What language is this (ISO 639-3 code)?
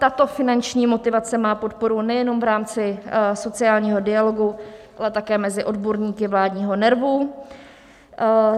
ces